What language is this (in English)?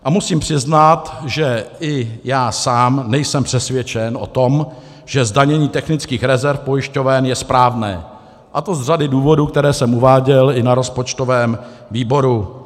Czech